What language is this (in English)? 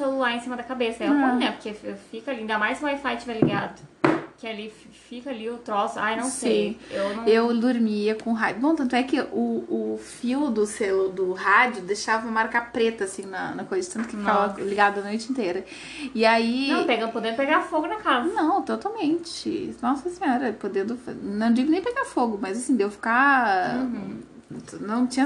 Portuguese